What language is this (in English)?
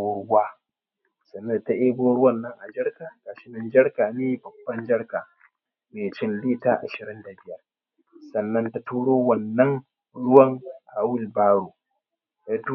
Hausa